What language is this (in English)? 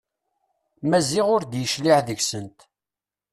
Kabyle